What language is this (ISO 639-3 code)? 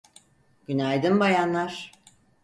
tur